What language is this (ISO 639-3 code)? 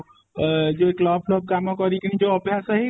ori